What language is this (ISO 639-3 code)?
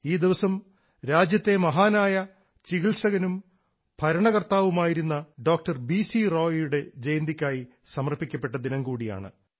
mal